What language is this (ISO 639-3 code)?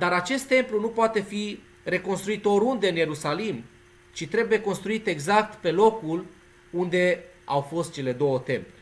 ron